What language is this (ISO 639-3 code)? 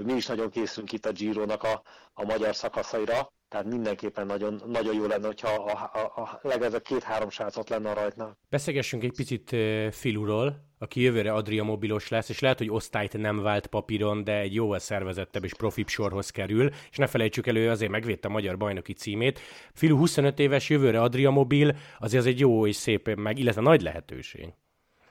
hun